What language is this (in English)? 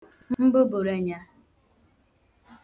Igbo